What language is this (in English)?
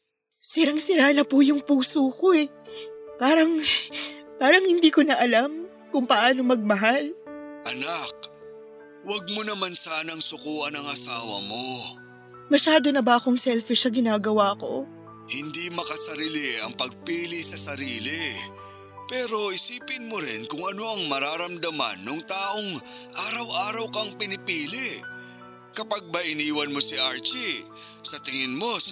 Filipino